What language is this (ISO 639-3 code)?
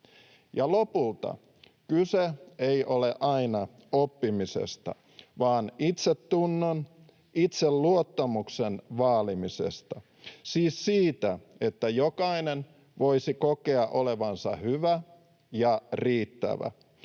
fin